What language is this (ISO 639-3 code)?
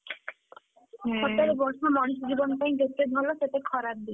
ori